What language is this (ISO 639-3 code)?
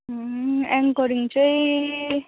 nep